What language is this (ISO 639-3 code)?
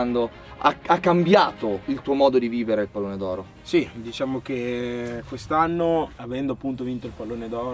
ita